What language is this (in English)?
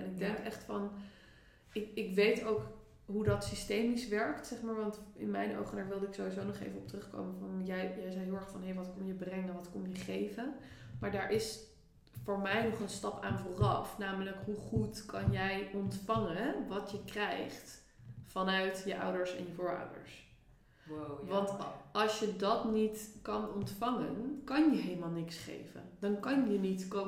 Dutch